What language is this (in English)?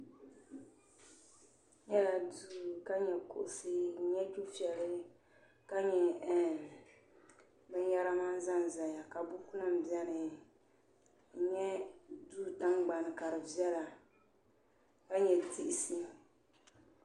Dagbani